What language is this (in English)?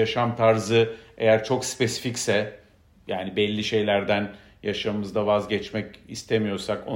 Turkish